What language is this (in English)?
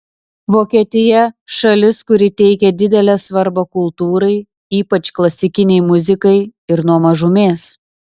Lithuanian